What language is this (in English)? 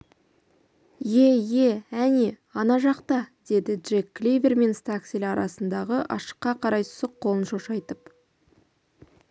Kazakh